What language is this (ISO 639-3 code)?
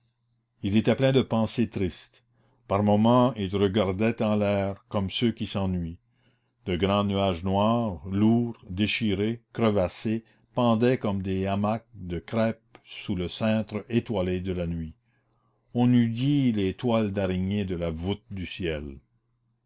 fra